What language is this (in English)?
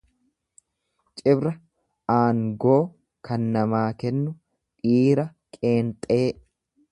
Oromo